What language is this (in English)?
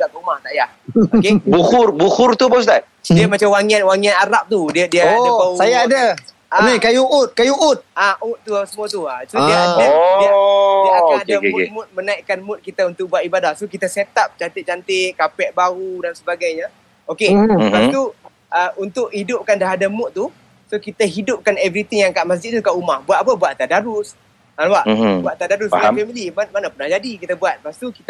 Malay